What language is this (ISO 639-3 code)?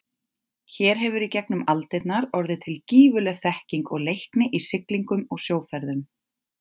isl